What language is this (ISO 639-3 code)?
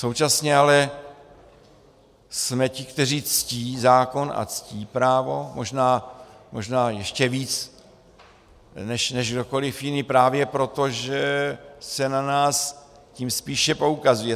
ces